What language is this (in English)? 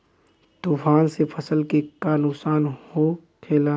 Bhojpuri